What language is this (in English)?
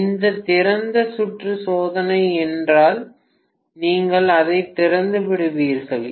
Tamil